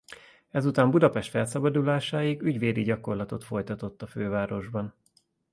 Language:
Hungarian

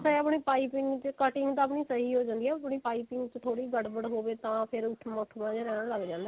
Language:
Punjabi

